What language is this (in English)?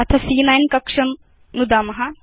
Sanskrit